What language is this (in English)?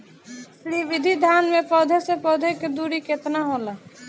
Bhojpuri